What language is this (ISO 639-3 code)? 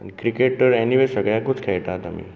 kok